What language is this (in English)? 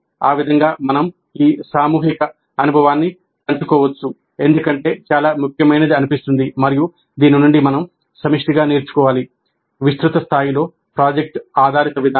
Telugu